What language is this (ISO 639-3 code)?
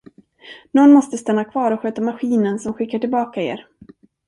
swe